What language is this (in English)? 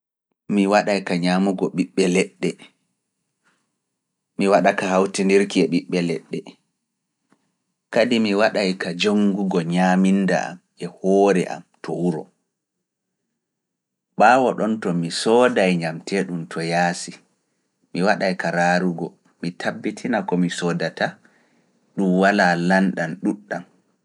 Fula